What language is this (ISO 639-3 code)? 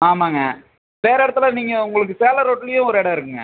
tam